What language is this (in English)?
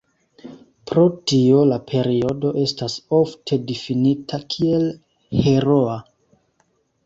Esperanto